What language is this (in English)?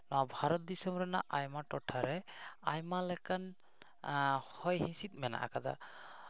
Santali